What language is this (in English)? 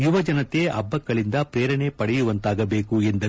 Kannada